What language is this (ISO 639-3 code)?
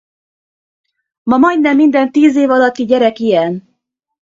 hun